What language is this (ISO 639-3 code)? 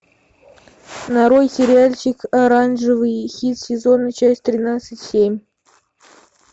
rus